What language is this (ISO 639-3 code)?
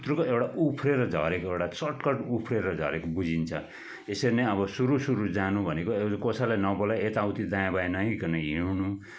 nep